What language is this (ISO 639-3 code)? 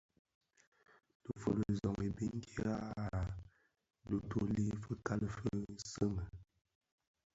ksf